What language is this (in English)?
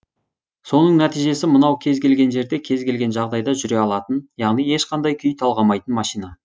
Kazakh